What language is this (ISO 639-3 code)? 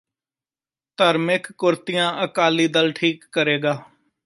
pan